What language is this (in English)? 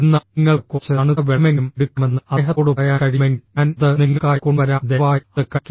Malayalam